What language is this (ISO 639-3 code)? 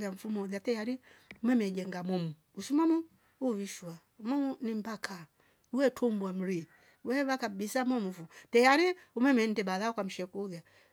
rof